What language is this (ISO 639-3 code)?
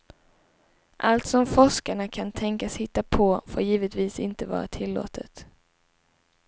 swe